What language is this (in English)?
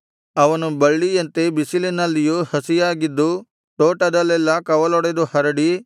Kannada